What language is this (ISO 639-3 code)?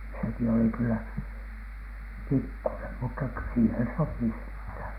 fin